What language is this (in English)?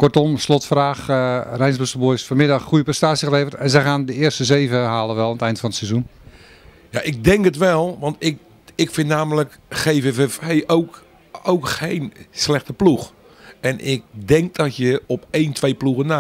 Dutch